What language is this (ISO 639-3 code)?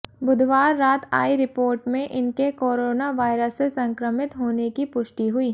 hin